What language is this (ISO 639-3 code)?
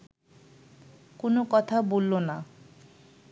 ben